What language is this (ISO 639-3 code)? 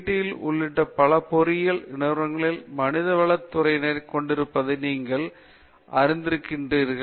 tam